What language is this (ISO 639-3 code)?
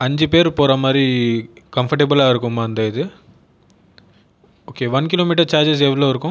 tam